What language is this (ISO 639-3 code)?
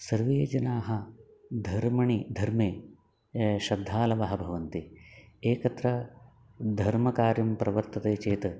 san